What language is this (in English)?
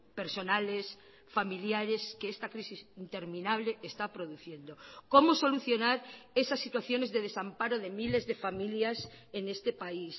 Spanish